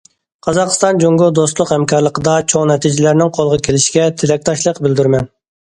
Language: Uyghur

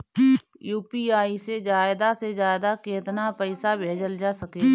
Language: Bhojpuri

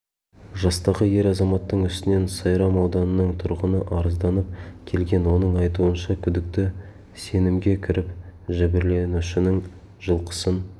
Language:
Kazakh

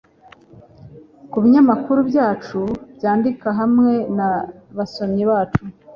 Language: Kinyarwanda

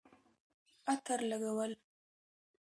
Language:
Pashto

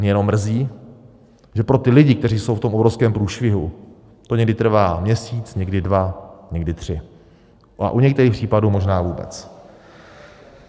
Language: Czech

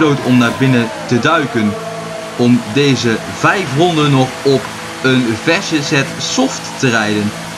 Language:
Dutch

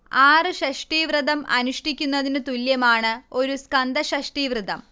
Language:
Malayalam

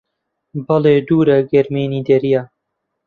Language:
Central Kurdish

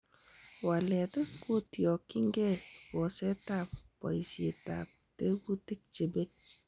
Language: Kalenjin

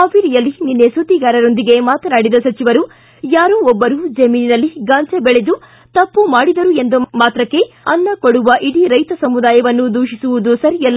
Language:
Kannada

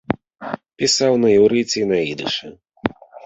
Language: Belarusian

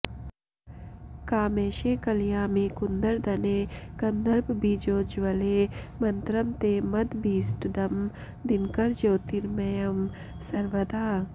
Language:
Sanskrit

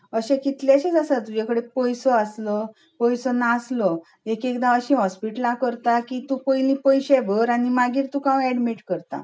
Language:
Konkani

